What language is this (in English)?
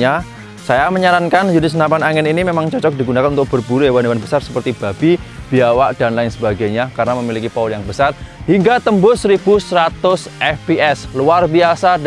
Indonesian